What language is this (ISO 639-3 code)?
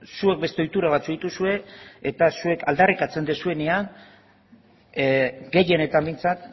eus